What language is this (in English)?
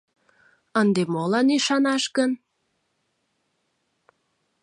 Mari